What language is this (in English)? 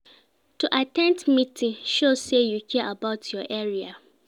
Nigerian Pidgin